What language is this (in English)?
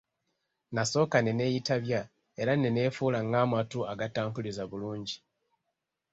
Ganda